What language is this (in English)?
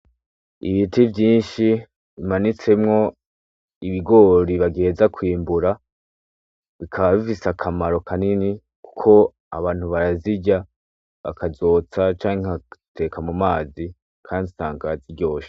Rundi